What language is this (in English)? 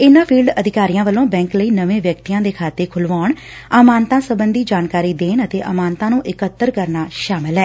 Punjabi